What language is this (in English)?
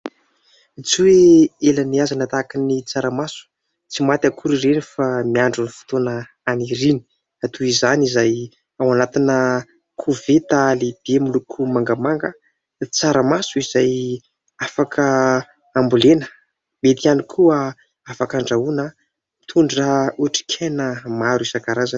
Malagasy